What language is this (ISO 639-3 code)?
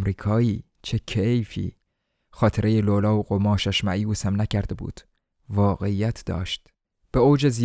fas